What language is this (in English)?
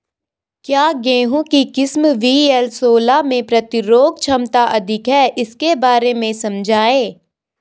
Hindi